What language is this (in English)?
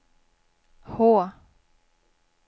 Swedish